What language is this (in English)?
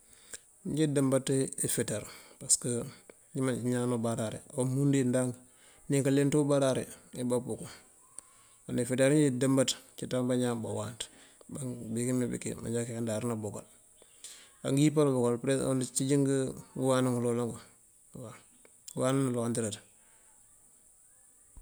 Mandjak